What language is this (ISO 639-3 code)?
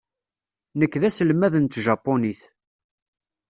kab